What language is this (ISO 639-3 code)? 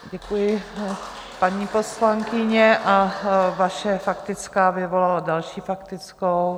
ces